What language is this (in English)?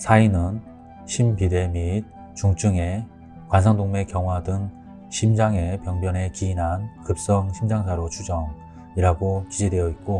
Korean